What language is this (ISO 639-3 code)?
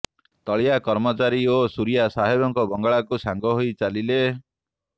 ori